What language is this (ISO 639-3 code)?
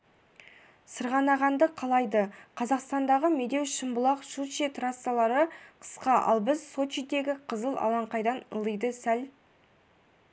kaz